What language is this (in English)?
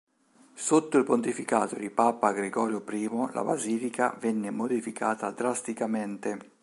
Italian